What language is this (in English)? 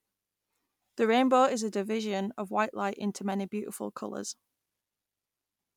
English